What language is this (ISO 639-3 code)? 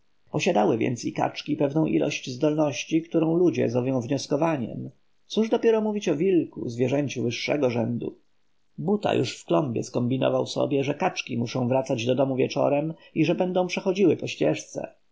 pol